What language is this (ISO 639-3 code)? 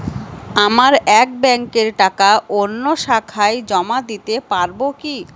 ben